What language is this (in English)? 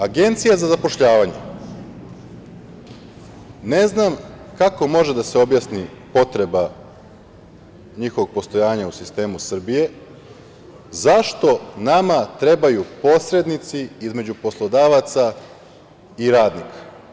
Serbian